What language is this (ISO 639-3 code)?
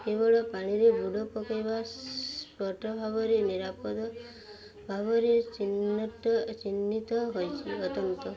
ori